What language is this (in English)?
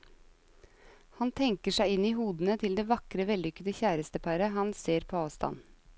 Norwegian